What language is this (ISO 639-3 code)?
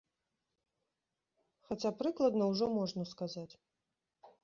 bel